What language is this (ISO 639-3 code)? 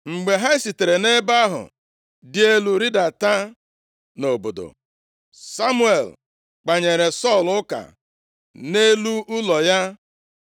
ibo